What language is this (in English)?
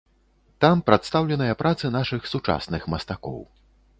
Belarusian